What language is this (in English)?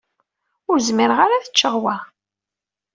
Kabyle